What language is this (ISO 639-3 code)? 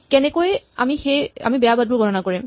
asm